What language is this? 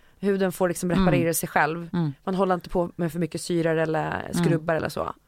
Swedish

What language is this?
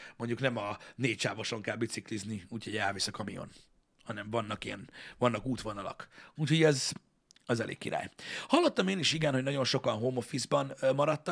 Hungarian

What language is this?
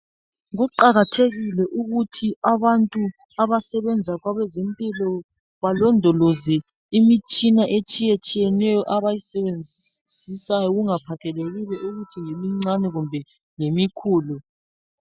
North Ndebele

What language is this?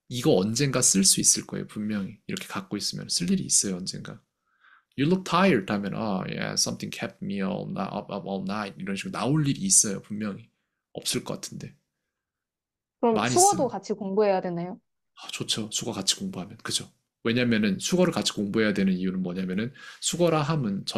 Korean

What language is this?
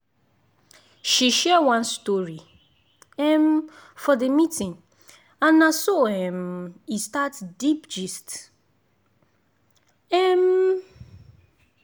Nigerian Pidgin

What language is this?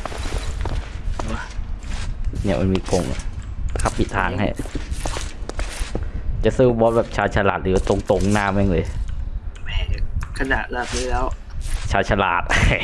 Thai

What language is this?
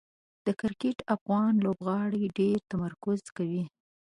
Pashto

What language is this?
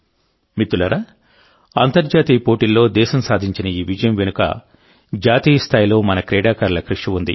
Telugu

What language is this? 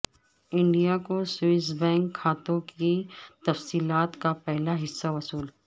Urdu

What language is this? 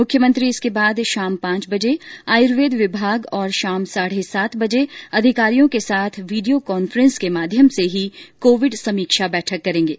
Hindi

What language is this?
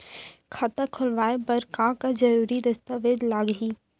Chhattisgarhi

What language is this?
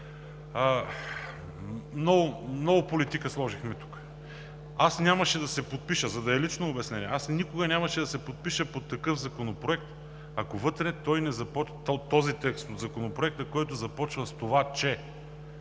Bulgarian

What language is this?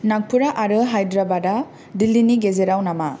Bodo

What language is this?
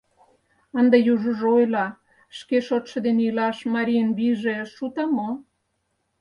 Mari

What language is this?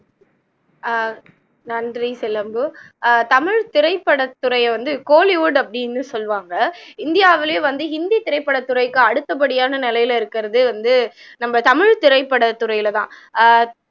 Tamil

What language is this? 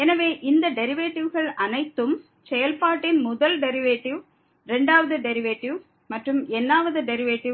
Tamil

